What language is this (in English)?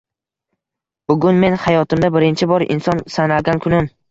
Uzbek